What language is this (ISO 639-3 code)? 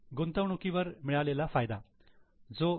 mar